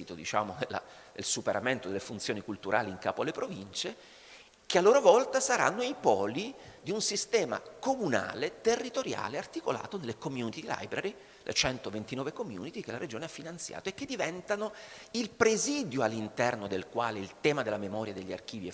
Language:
Italian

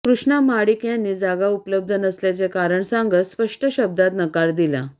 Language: Marathi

